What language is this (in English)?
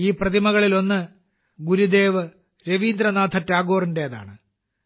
Malayalam